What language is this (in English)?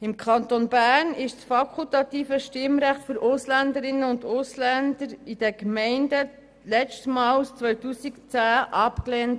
Swiss German